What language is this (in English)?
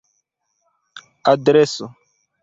Esperanto